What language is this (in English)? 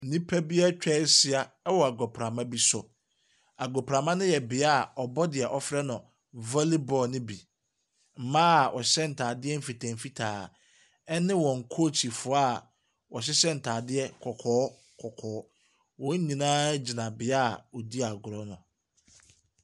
Akan